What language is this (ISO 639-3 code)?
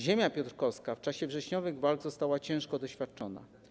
pol